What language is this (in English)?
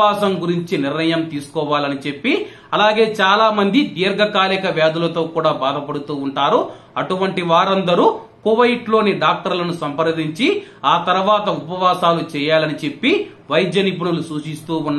Romanian